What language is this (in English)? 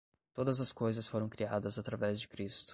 Portuguese